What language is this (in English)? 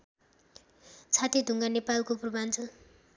Nepali